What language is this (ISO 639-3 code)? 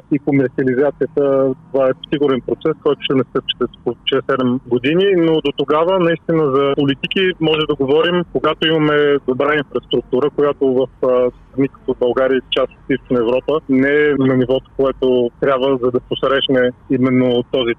bul